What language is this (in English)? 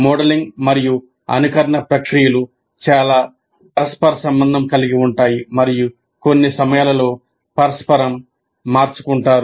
Telugu